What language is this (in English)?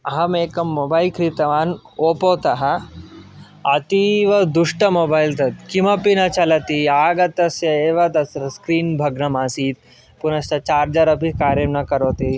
Sanskrit